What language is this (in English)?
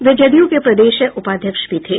Hindi